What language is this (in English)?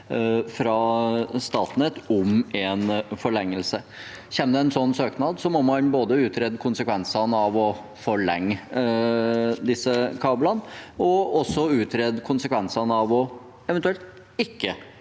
Norwegian